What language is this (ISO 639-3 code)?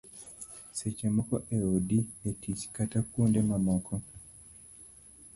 luo